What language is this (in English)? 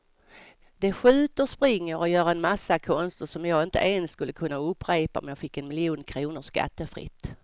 Swedish